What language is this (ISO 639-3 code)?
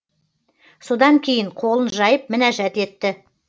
kaz